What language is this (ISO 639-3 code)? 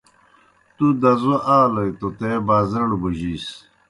plk